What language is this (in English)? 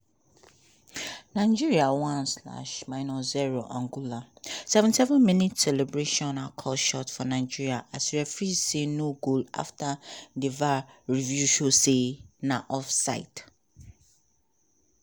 Nigerian Pidgin